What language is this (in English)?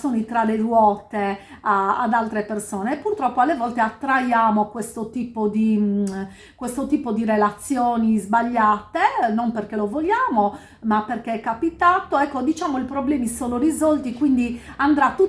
Italian